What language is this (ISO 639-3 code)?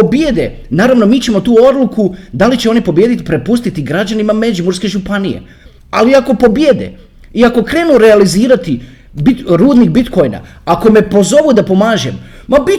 hrv